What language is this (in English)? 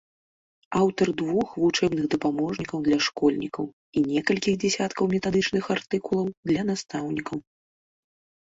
Belarusian